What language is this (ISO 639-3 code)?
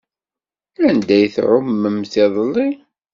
kab